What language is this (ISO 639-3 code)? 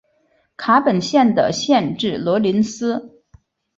zho